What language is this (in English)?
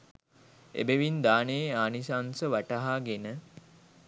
Sinhala